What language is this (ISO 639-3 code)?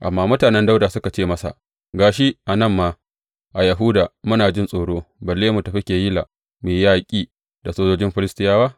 hau